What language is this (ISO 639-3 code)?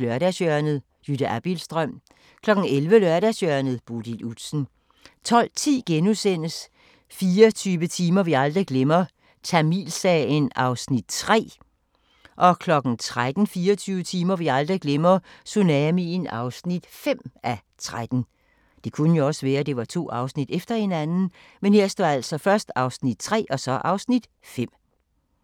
dan